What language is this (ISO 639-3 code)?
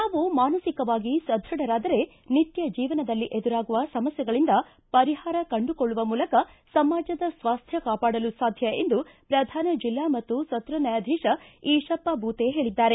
kan